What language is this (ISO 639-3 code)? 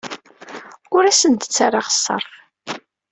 kab